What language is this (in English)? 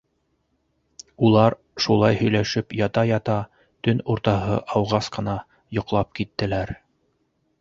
Bashkir